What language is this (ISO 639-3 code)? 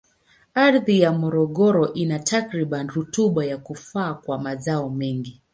swa